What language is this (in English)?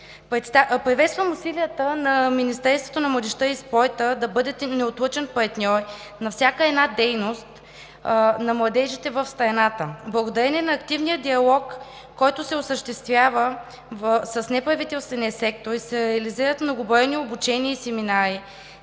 Bulgarian